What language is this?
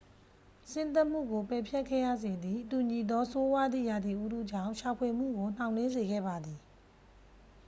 Burmese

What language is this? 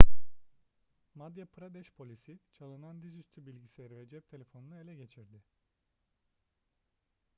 Turkish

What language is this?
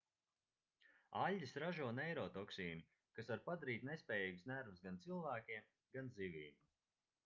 Latvian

